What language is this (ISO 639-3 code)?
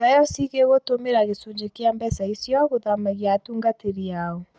kik